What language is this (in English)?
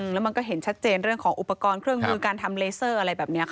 Thai